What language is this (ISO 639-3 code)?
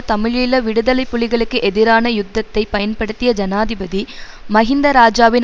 tam